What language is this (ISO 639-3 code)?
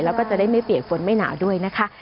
tha